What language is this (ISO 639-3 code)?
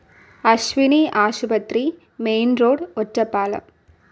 mal